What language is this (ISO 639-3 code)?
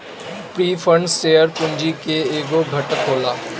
bho